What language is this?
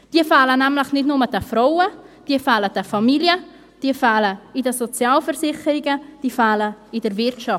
Swiss German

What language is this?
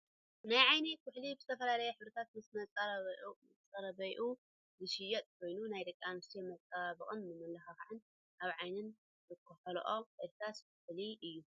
Tigrinya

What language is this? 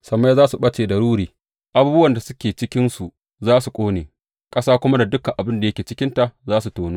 Hausa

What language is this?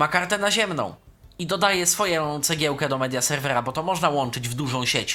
Polish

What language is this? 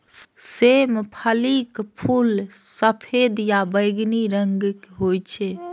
Maithili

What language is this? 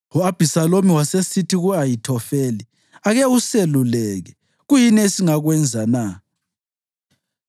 North Ndebele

